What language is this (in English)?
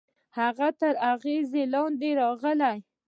Pashto